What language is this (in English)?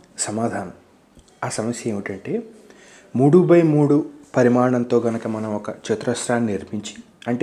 Telugu